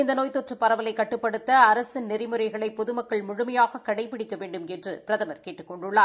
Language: Tamil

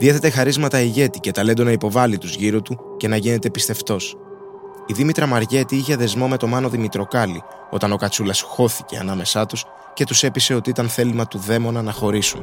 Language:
Greek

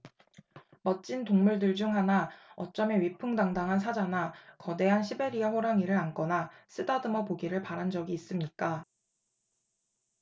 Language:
Korean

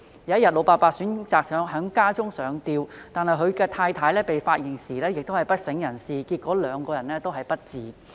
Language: Cantonese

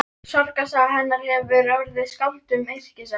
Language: Icelandic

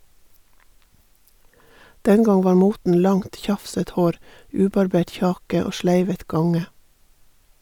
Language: Norwegian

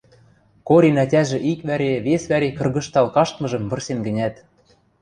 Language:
Western Mari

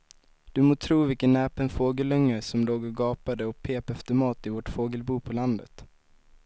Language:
Swedish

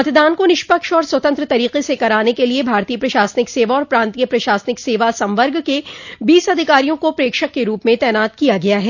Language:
Hindi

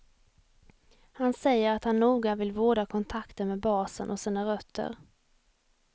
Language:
Swedish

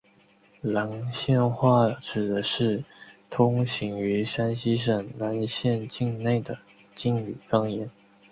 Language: Chinese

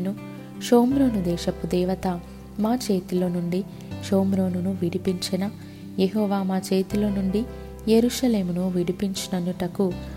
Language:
Telugu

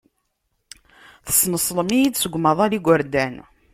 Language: Kabyle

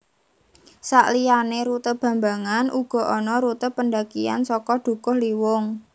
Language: Javanese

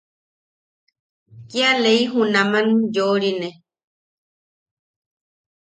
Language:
Yaqui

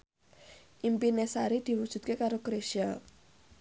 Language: Javanese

